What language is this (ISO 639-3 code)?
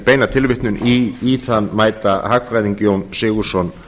isl